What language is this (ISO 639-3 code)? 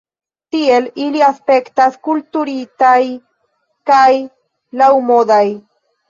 epo